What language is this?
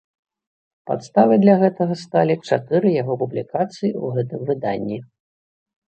Belarusian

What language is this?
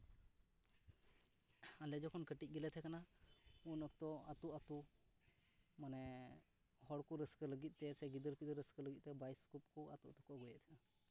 Santali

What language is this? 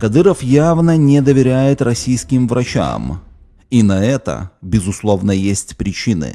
Russian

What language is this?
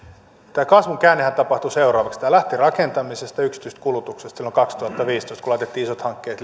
Finnish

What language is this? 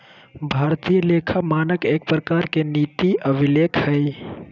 Magahi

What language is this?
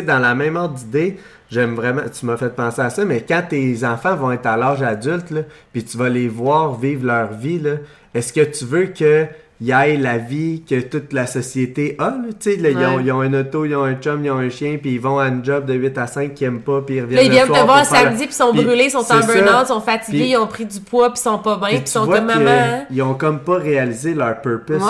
French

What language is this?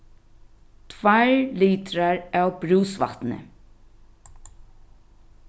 Faroese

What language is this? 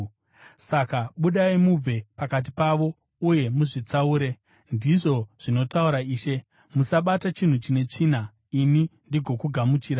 Shona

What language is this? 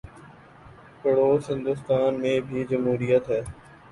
Urdu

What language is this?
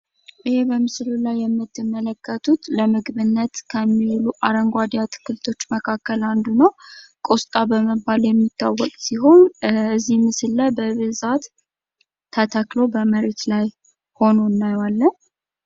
Amharic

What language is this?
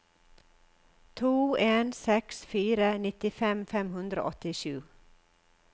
Norwegian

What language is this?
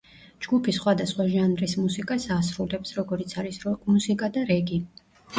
Georgian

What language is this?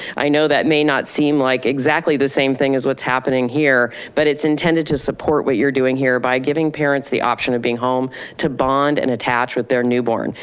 English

